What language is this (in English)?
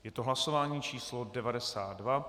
Czech